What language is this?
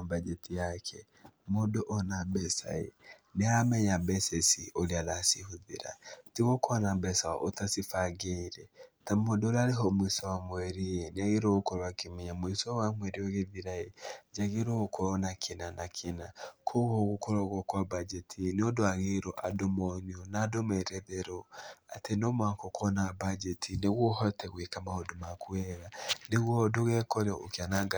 Kikuyu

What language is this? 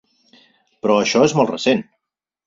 Catalan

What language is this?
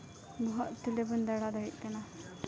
Santali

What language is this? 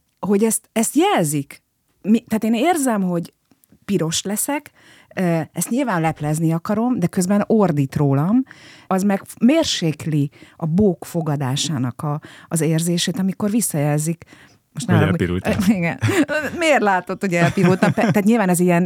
Hungarian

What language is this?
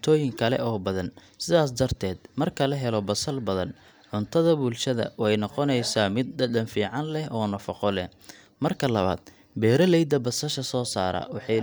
Somali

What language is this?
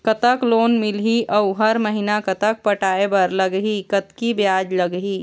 Chhattisgarhi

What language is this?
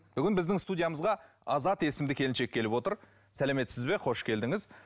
Kazakh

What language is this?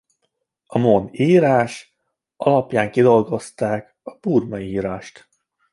Hungarian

